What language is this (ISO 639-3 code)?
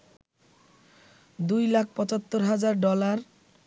ben